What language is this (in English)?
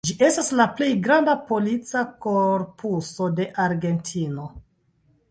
Esperanto